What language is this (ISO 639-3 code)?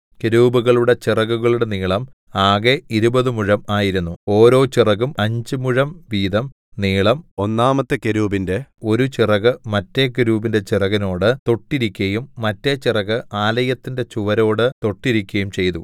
mal